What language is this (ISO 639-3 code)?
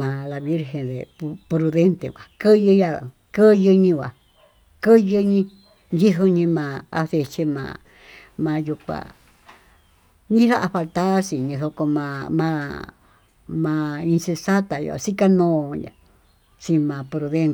mtu